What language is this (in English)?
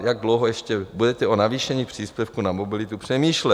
Czech